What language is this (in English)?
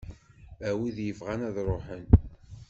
Kabyle